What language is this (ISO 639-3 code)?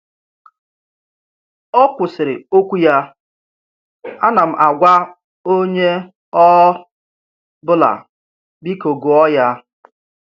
ibo